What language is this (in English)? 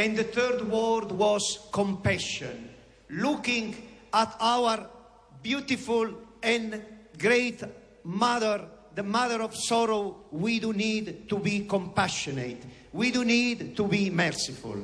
Slovak